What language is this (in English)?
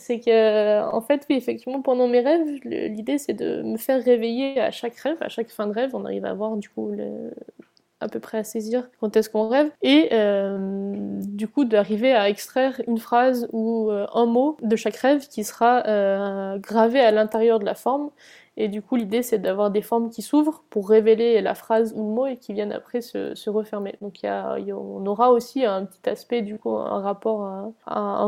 French